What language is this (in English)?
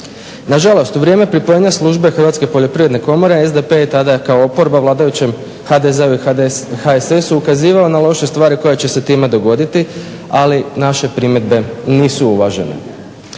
Croatian